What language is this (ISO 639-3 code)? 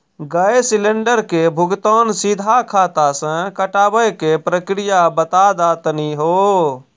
mai